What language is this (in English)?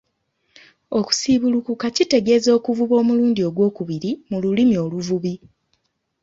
Ganda